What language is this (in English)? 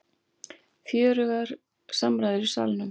Icelandic